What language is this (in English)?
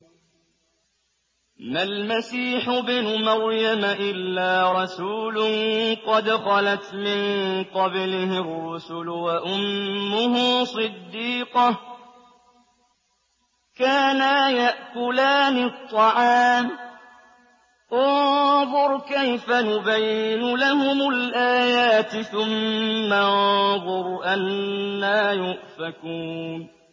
Arabic